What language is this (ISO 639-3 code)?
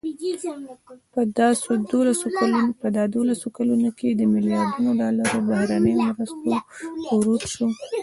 pus